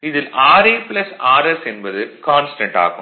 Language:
Tamil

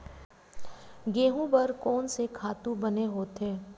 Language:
Chhattisgarhi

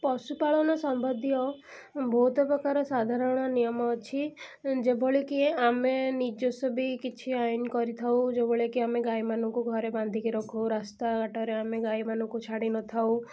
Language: Odia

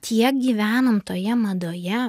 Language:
Lithuanian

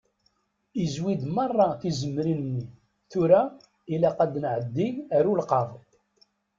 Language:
Kabyle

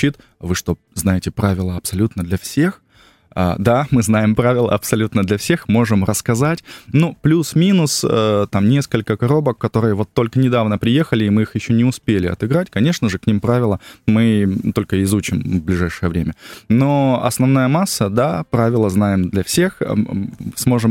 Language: Russian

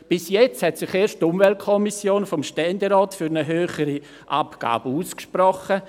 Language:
Swiss German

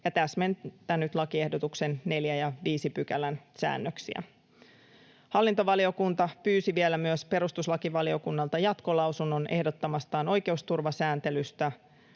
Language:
Finnish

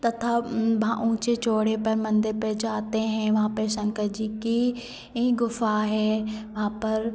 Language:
Hindi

